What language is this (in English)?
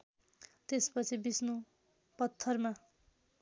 Nepali